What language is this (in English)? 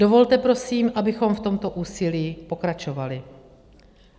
Czech